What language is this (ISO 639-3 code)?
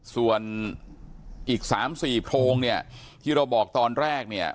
tha